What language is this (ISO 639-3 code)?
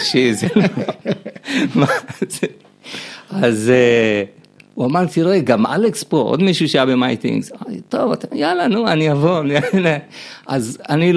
heb